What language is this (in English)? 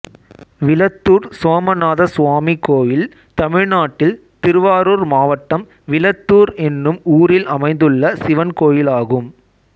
Tamil